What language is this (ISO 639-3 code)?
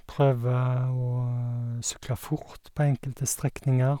nor